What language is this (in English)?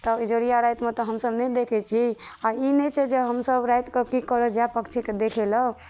Maithili